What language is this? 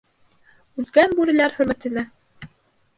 Bashkir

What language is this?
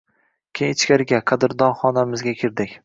Uzbek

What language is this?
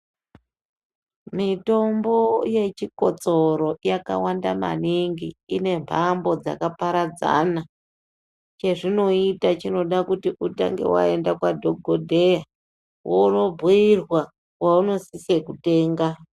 Ndau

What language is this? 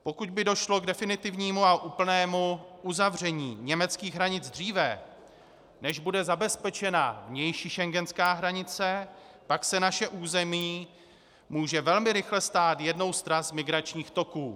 Czech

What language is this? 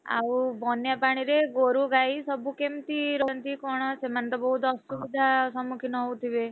Odia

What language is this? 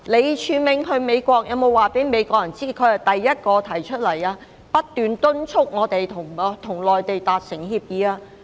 Cantonese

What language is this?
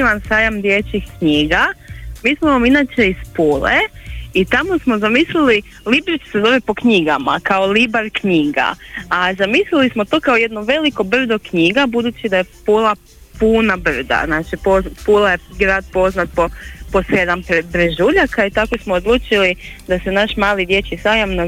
Croatian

